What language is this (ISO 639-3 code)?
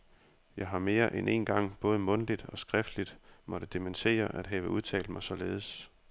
dan